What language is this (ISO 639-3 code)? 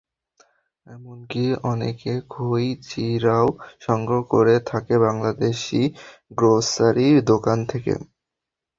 ben